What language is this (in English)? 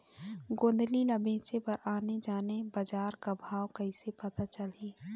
Chhattisgarhi